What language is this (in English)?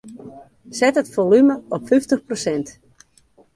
Western Frisian